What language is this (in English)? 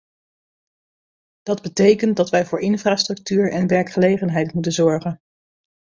Dutch